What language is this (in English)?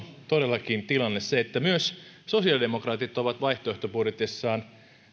Finnish